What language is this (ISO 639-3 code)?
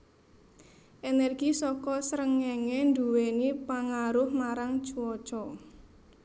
jav